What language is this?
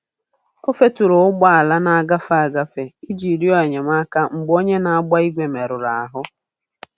Igbo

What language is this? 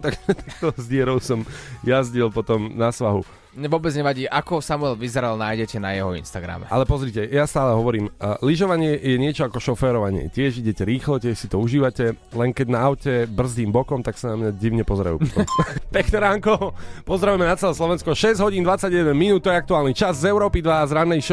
Slovak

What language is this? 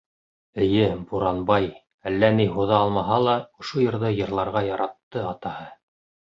Bashkir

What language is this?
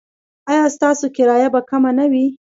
Pashto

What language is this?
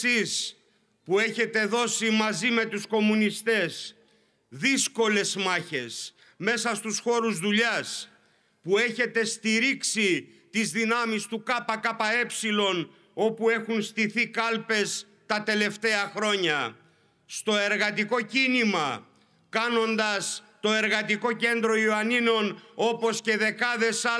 Greek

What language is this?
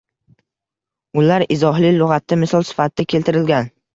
Uzbek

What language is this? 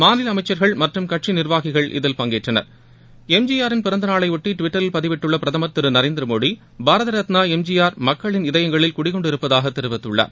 Tamil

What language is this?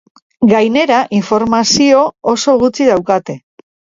Basque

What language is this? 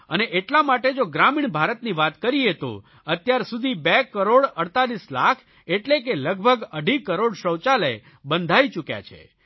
Gujarati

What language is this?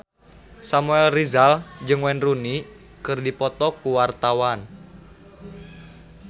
Sundanese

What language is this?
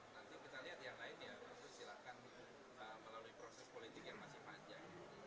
Indonesian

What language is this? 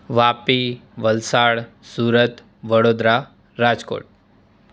Gujarati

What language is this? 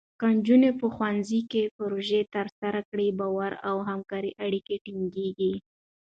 Pashto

